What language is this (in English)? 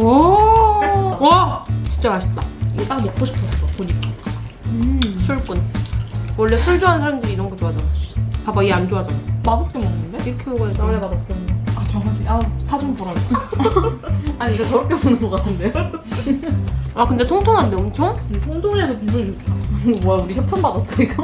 Korean